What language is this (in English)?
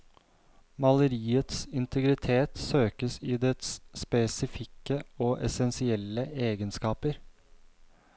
Norwegian